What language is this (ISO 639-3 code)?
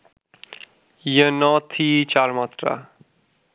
ben